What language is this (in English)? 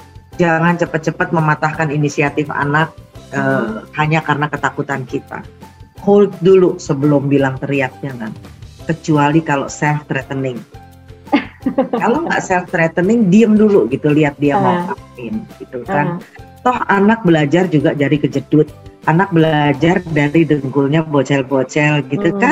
Indonesian